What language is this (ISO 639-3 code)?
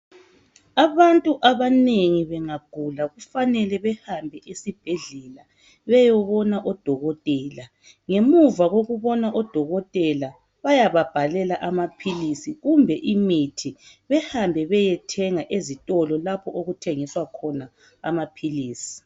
nde